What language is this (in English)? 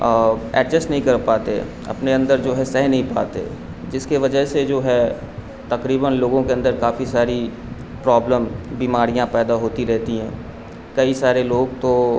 Urdu